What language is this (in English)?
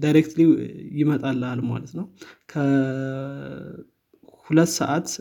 Amharic